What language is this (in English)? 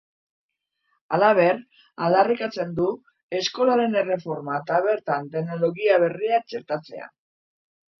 Basque